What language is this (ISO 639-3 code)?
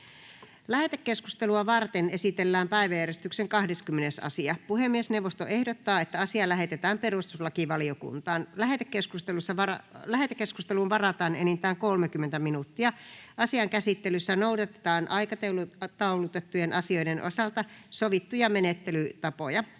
fin